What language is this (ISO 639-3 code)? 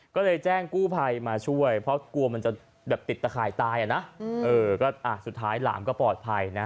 tha